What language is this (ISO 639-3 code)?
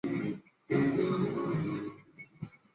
zho